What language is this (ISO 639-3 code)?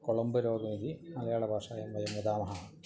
san